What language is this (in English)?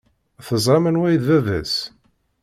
Kabyle